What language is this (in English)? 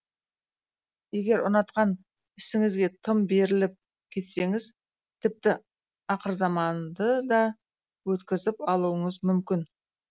Kazakh